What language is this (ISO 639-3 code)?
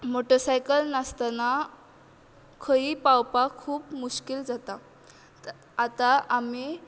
kok